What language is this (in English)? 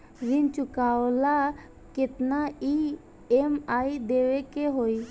Bhojpuri